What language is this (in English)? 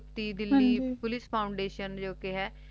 Punjabi